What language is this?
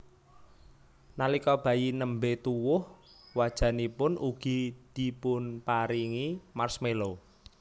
Javanese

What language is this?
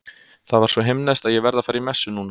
Icelandic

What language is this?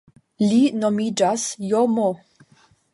Esperanto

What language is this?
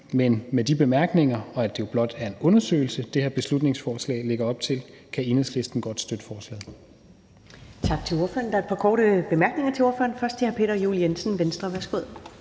Danish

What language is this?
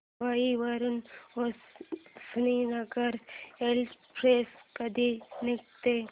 Marathi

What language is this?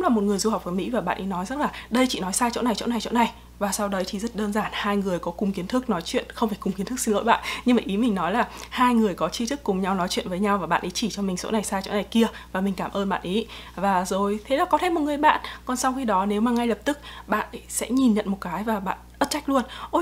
Vietnamese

